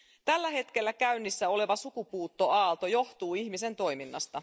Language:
Finnish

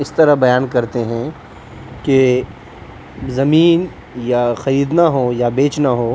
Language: Urdu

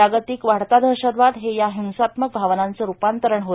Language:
Marathi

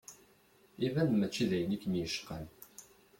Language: Kabyle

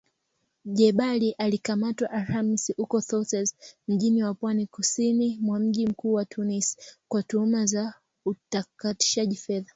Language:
Swahili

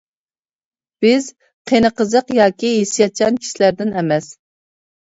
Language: Uyghur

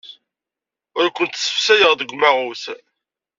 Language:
Kabyle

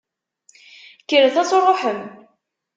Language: Kabyle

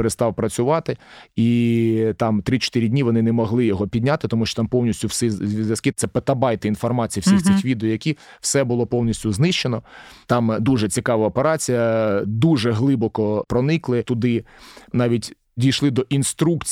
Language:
Ukrainian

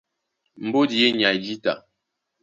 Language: Duala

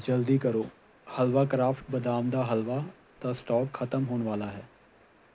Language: Punjabi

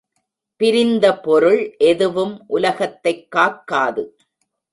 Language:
Tamil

